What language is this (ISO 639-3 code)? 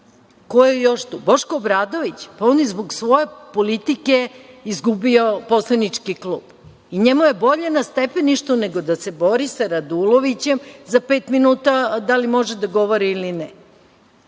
srp